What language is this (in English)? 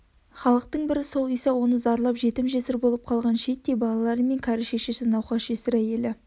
Kazakh